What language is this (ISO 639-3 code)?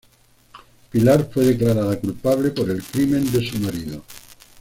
spa